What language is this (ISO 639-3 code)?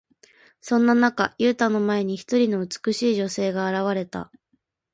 jpn